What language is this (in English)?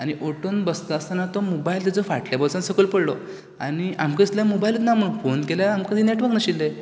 Konkani